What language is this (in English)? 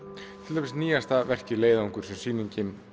Icelandic